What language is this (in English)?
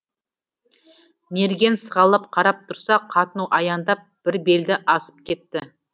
Kazakh